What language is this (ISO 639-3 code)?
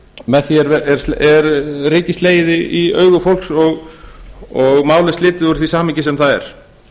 isl